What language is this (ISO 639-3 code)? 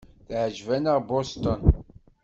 kab